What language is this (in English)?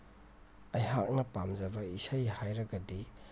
Manipuri